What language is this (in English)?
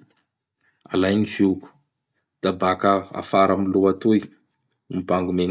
Bara Malagasy